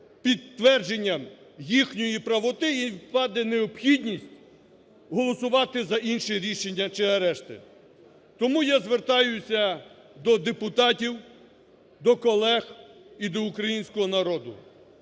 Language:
Ukrainian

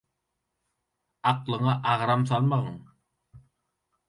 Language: Turkmen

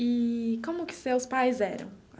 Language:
Portuguese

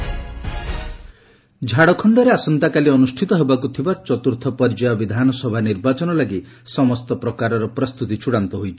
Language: Odia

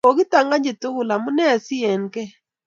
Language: Kalenjin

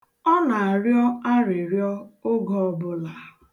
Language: Igbo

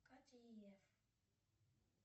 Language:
Russian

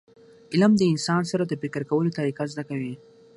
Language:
Pashto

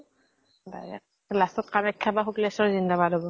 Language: Assamese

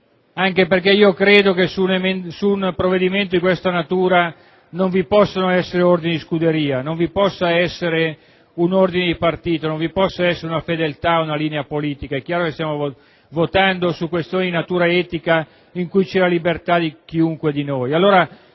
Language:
Italian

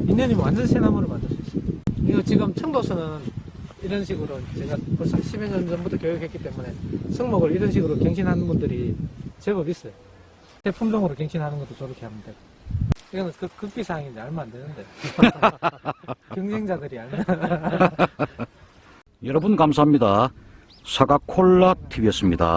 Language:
Korean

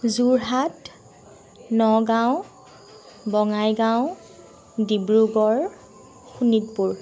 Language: Assamese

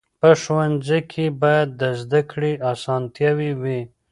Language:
Pashto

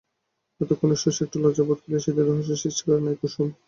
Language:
Bangla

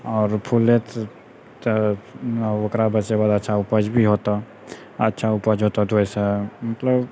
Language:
Maithili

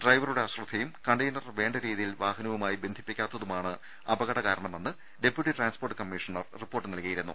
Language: Malayalam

